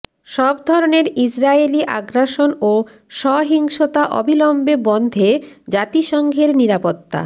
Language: Bangla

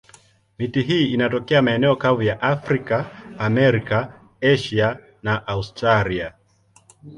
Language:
Swahili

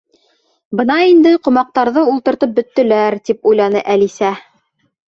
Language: Bashkir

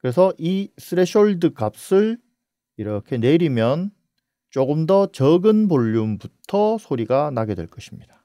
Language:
Korean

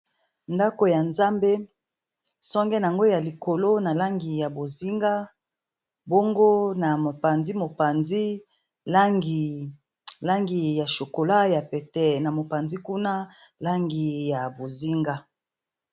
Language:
Lingala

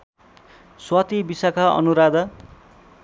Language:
Nepali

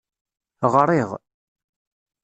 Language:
Kabyle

